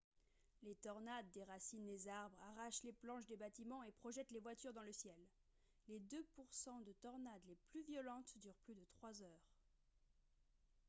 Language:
French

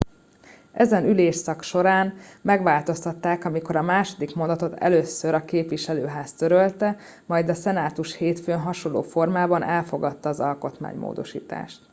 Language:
Hungarian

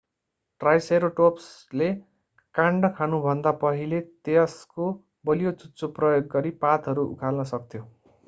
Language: Nepali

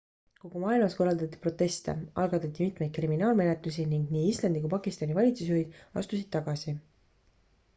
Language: Estonian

